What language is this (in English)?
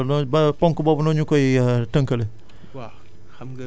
Wolof